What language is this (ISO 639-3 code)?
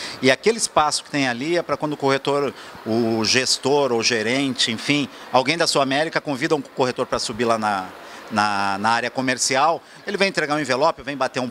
por